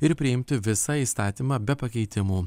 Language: Lithuanian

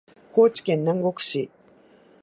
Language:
Japanese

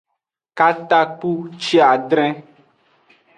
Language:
Aja (Benin)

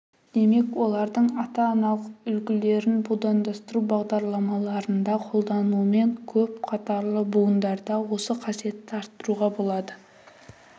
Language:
Kazakh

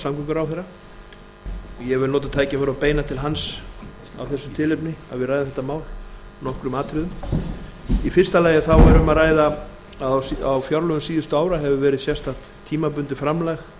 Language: Icelandic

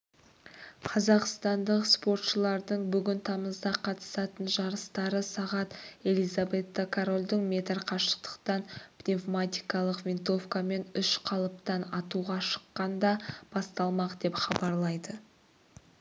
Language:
Kazakh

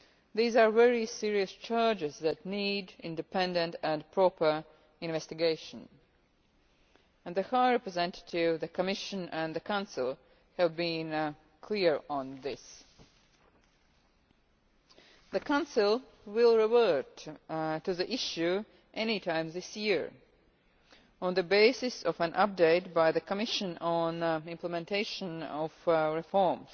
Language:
English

